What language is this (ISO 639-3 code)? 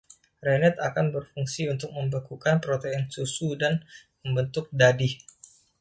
ind